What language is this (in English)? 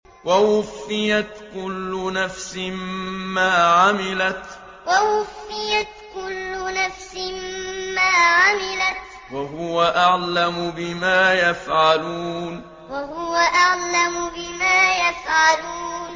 Arabic